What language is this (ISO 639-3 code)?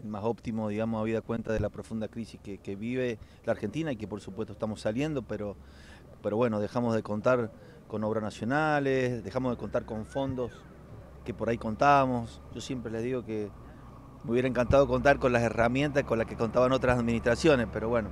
spa